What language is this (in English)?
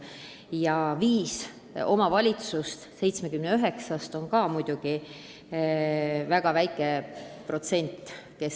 Estonian